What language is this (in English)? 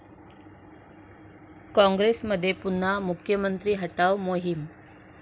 Marathi